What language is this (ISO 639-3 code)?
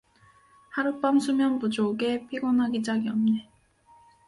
kor